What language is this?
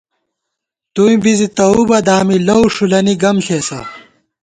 Gawar-Bati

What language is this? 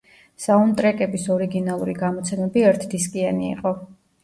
Georgian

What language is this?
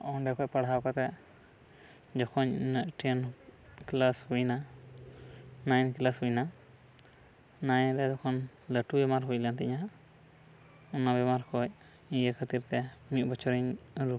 Santali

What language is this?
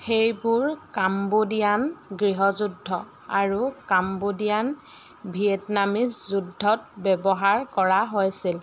Assamese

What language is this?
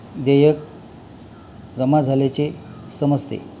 Marathi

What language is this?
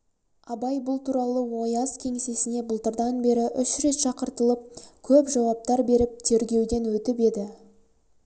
Kazakh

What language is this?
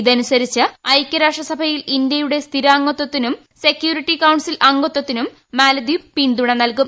Malayalam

